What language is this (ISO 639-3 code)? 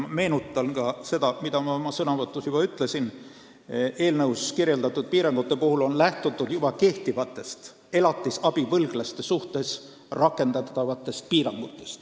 est